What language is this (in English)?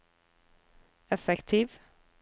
Norwegian